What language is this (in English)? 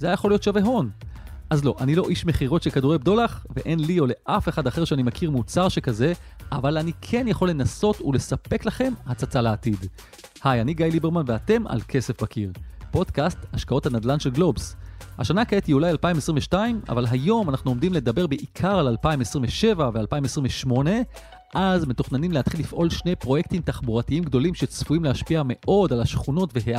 Hebrew